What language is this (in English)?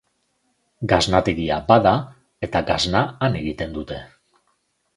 Basque